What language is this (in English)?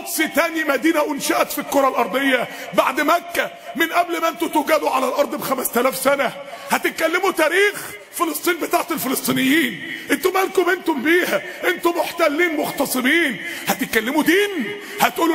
Arabic